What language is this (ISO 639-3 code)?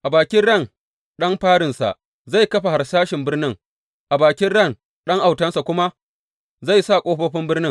hau